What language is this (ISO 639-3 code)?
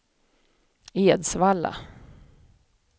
swe